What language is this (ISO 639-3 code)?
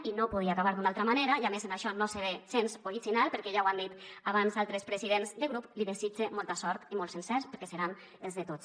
cat